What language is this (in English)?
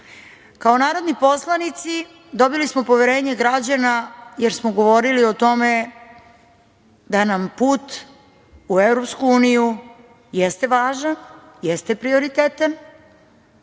Serbian